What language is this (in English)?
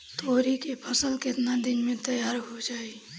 Bhojpuri